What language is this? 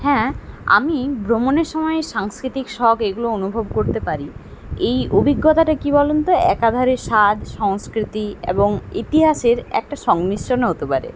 Bangla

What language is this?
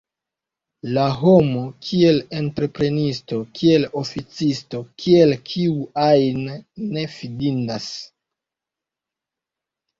Esperanto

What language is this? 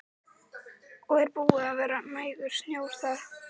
Icelandic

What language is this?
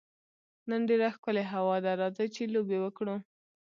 Pashto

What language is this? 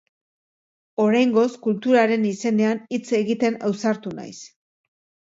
Basque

